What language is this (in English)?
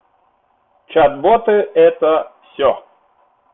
Russian